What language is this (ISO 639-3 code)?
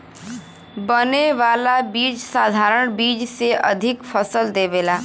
bho